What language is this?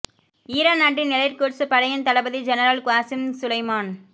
Tamil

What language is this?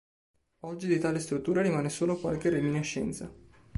Italian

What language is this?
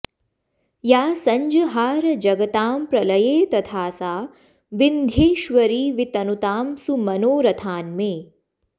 Sanskrit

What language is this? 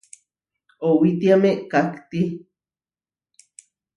Huarijio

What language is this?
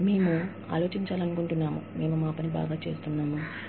Telugu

